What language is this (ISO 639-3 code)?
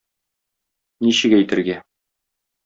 tat